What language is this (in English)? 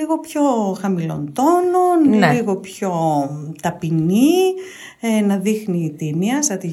Greek